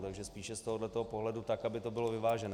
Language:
Czech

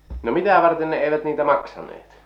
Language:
Finnish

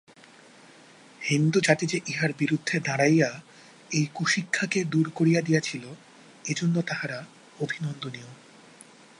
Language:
Bangla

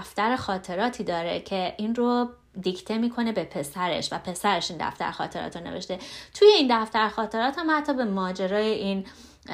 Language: Persian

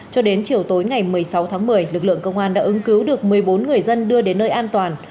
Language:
Vietnamese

